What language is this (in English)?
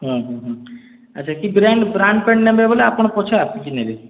Odia